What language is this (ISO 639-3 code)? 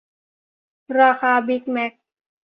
tha